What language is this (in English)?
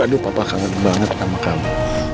Indonesian